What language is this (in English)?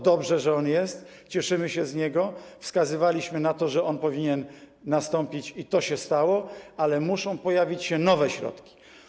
Polish